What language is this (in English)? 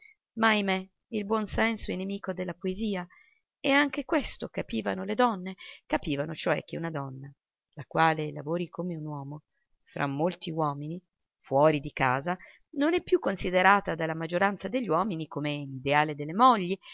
Italian